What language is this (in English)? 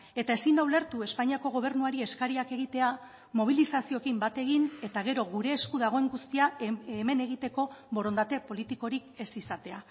Basque